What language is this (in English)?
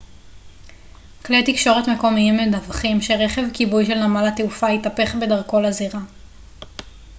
Hebrew